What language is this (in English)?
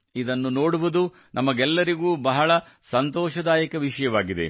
Kannada